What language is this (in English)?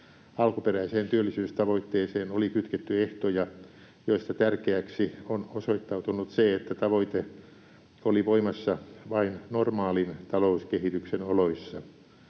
Finnish